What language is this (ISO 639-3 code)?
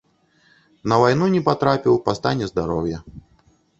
bel